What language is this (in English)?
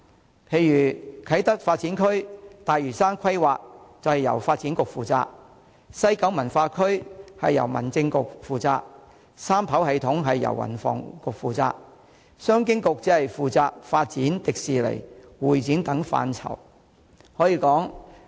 Cantonese